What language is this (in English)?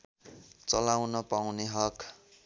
Nepali